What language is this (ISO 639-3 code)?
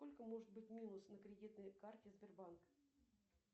rus